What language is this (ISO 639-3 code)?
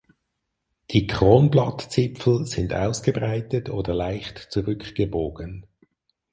deu